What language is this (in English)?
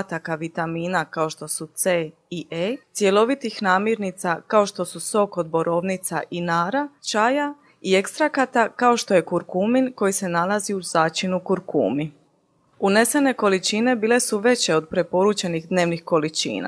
Croatian